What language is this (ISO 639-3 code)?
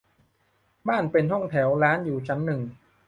tha